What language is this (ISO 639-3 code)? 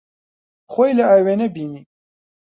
ckb